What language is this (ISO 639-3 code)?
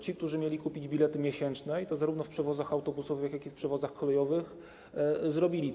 pol